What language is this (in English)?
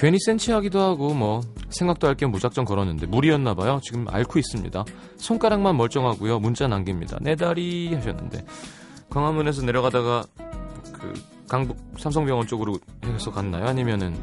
Korean